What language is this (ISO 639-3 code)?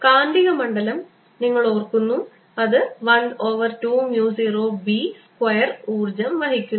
mal